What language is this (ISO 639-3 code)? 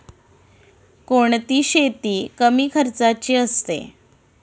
mar